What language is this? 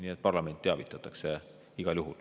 Estonian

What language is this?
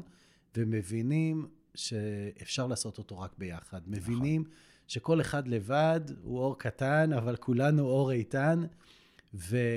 Hebrew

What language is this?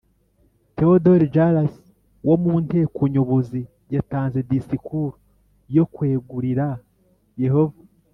Kinyarwanda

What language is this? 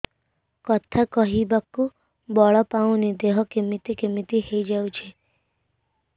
Odia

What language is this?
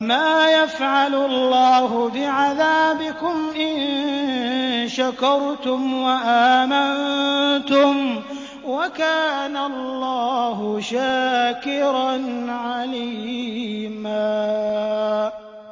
Arabic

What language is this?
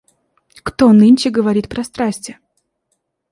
Russian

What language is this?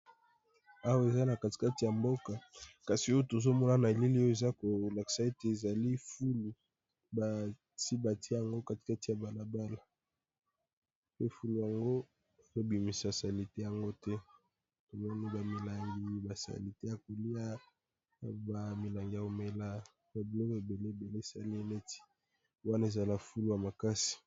Lingala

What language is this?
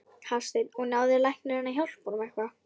Icelandic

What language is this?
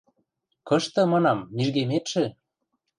Western Mari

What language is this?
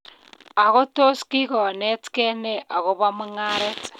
Kalenjin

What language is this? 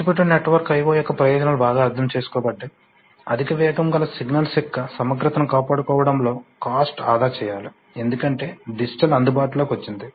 Telugu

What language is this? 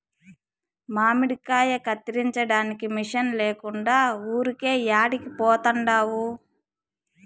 Telugu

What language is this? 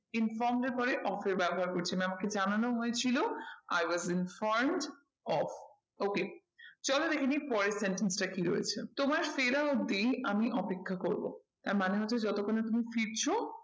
Bangla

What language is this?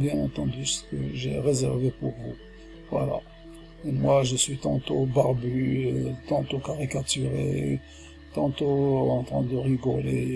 French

